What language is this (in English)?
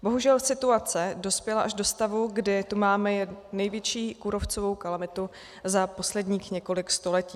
Czech